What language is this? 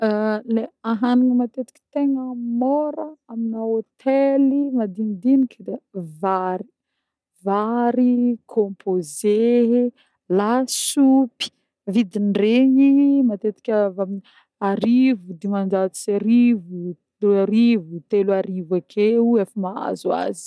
Northern Betsimisaraka Malagasy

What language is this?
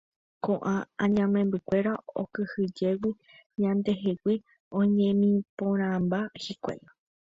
Guarani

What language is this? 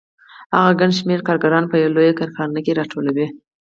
Pashto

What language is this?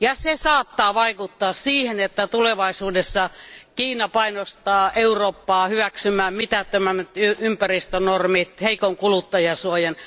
Finnish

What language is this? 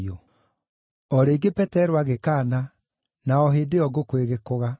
Kikuyu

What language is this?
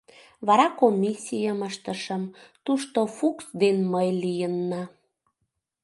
Mari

